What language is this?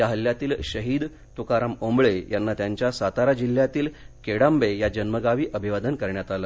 Marathi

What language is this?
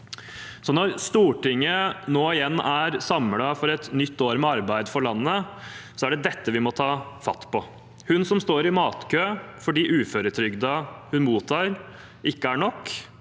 Norwegian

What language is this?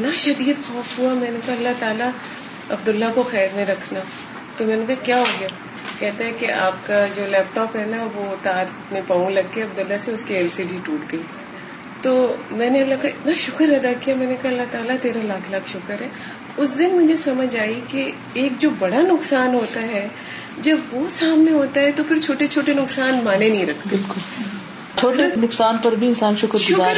Urdu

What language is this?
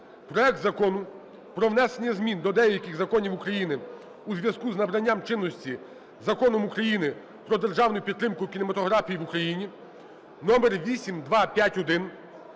Ukrainian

